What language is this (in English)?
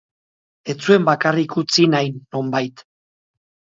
Basque